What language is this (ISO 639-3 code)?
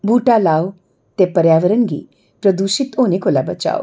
doi